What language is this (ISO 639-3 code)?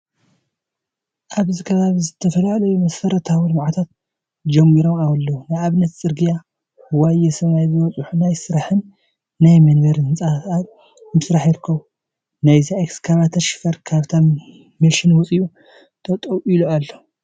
tir